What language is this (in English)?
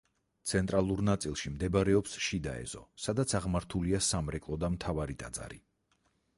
Georgian